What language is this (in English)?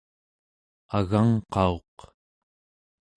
Central Yupik